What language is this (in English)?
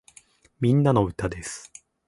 Japanese